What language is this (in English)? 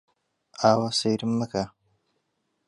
Central Kurdish